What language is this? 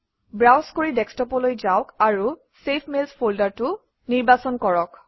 Assamese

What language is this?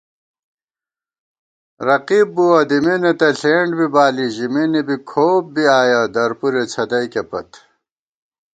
Gawar-Bati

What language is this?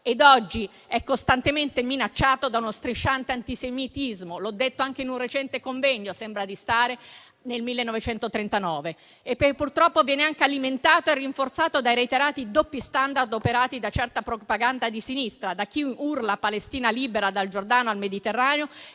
Italian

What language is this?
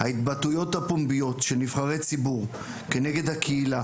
Hebrew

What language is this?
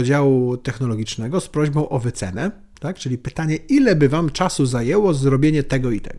Polish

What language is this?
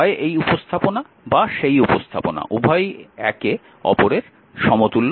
Bangla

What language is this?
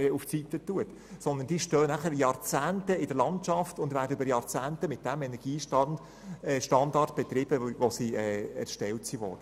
Swiss German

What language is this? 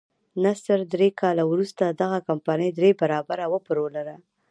Pashto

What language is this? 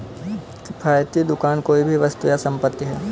Hindi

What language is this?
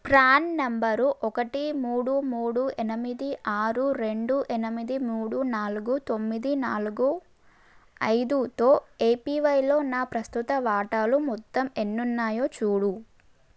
Telugu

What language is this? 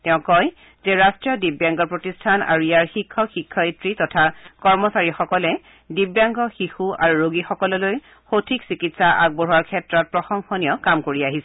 Assamese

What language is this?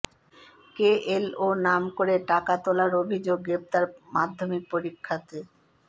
Bangla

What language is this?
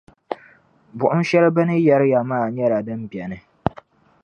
Dagbani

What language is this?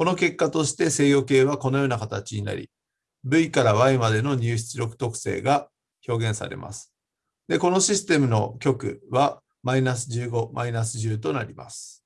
Japanese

